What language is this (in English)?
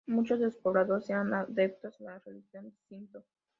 Spanish